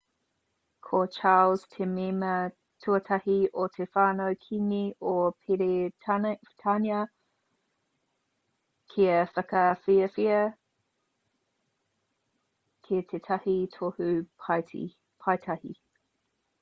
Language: Māori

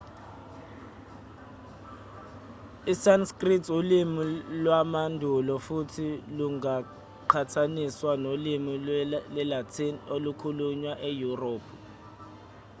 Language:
Zulu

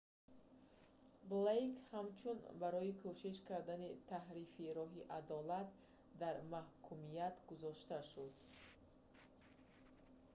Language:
Tajik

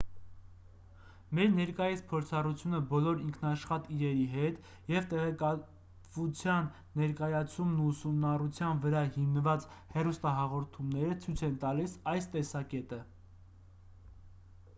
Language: Armenian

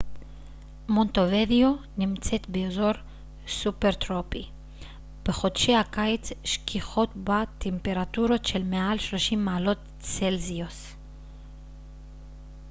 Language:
Hebrew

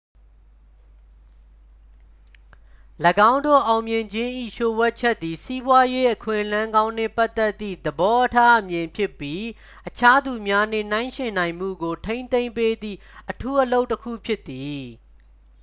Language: Burmese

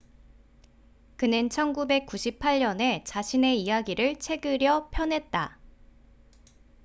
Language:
Korean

